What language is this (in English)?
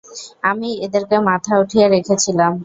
Bangla